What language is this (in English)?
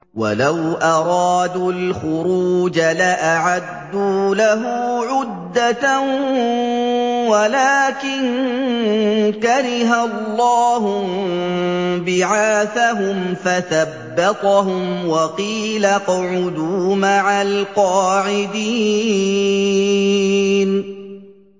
Arabic